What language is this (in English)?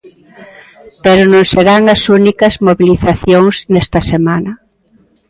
Galician